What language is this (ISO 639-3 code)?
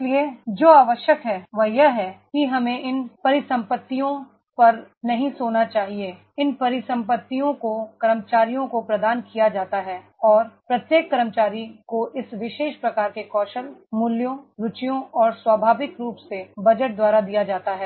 hin